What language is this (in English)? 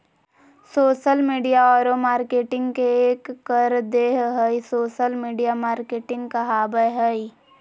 Magahi